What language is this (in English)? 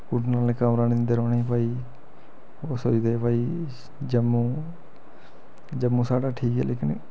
Dogri